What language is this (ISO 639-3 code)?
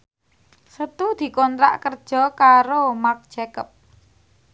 jav